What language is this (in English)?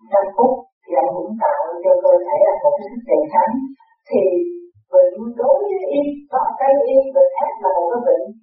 Vietnamese